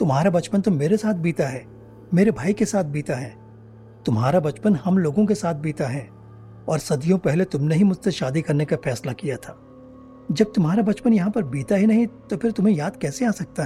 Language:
Hindi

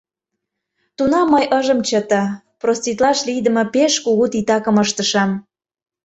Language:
Mari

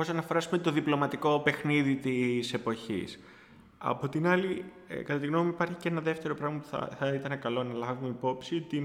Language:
Greek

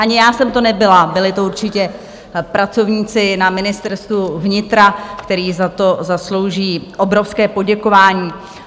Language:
Czech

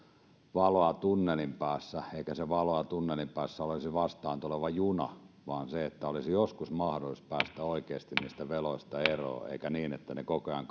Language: Finnish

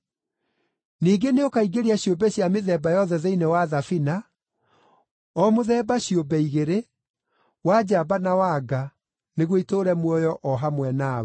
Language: Kikuyu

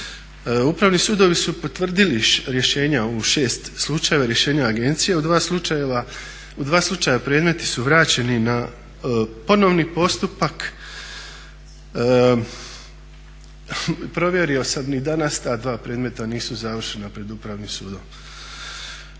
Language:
Croatian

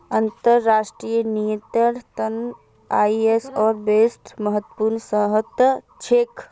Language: Magahi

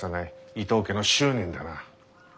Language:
Japanese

